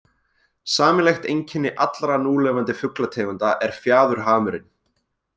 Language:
Icelandic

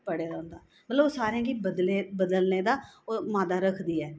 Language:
Dogri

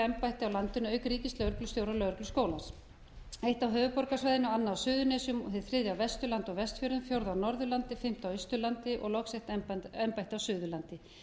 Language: Icelandic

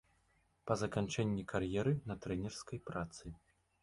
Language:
Belarusian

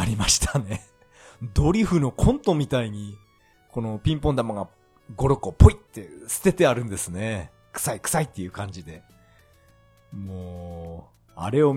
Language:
Japanese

